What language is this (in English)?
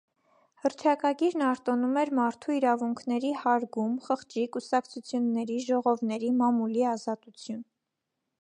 Armenian